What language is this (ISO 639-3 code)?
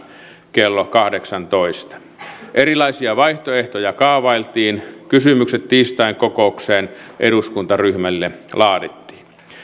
fin